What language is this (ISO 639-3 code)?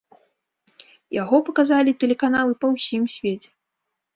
bel